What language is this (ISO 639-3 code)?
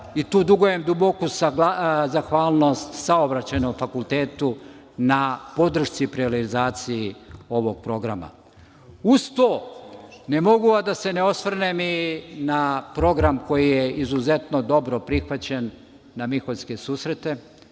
srp